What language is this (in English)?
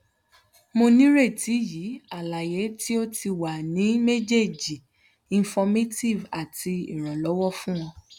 Yoruba